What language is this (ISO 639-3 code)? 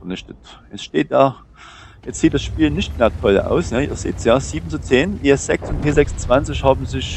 deu